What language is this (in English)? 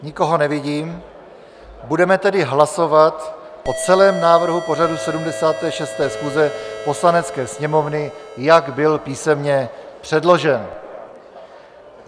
Czech